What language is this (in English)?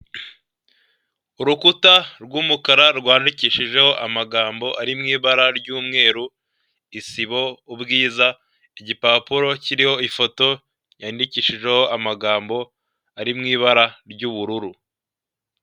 Kinyarwanda